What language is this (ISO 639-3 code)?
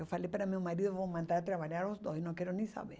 por